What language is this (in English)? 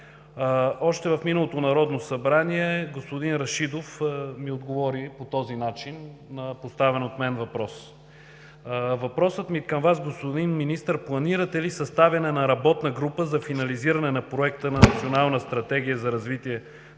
Bulgarian